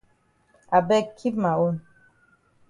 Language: Cameroon Pidgin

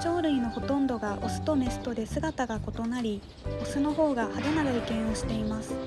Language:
Japanese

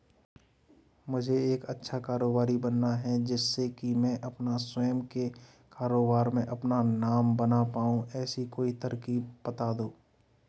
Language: Hindi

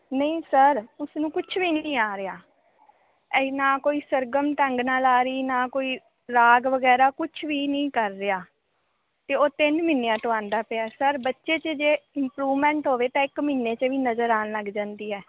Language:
Punjabi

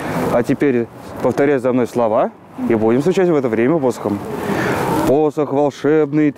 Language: Russian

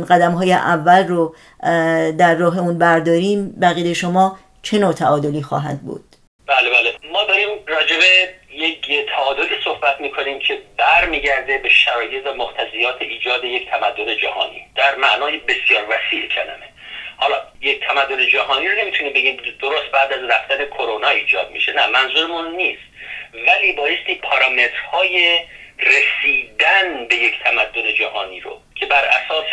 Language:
Persian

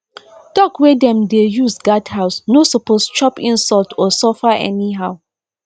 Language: Nigerian Pidgin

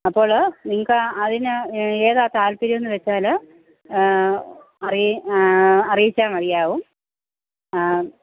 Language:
Malayalam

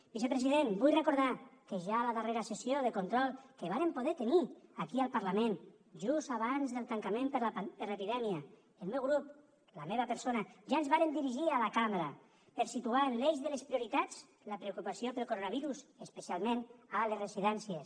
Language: Catalan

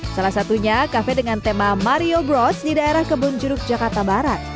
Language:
Indonesian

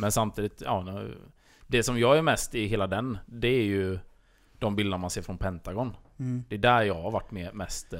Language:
Swedish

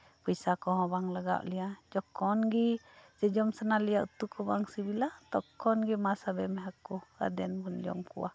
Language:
Santali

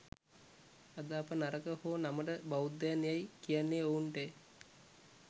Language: Sinhala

